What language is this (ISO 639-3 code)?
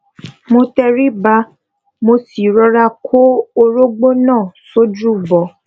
yor